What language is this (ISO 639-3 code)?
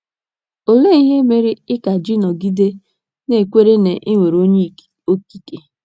ibo